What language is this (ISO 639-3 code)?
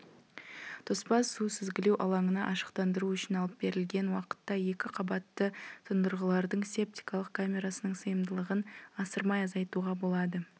kaz